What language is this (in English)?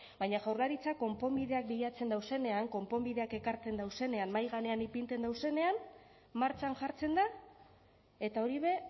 Basque